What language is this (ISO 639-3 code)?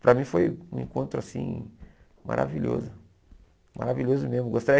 por